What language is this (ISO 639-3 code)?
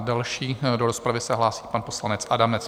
ces